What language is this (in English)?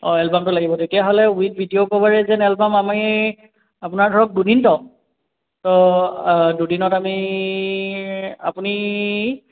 Assamese